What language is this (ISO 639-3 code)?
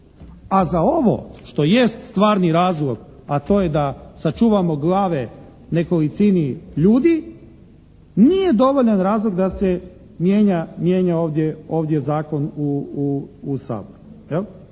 hrv